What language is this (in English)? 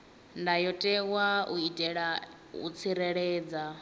Venda